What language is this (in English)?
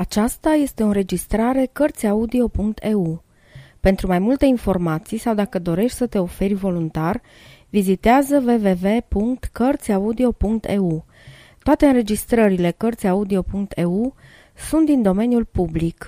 Romanian